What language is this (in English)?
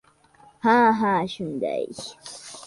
Uzbek